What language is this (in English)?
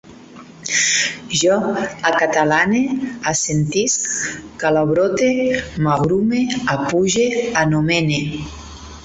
Catalan